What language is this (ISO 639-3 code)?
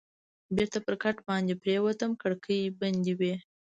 pus